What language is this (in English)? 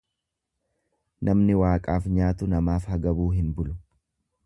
Oromo